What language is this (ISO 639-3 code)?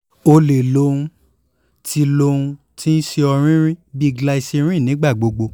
yor